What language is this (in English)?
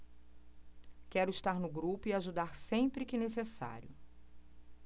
Portuguese